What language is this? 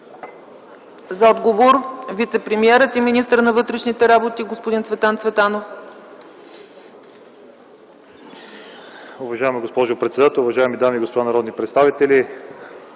Bulgarian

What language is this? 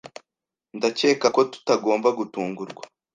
Kinyarwanda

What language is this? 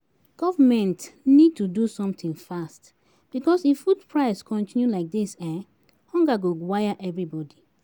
Nigerian Pidgin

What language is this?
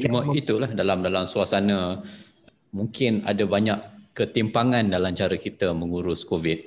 Malay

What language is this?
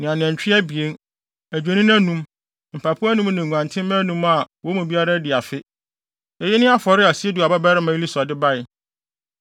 Akan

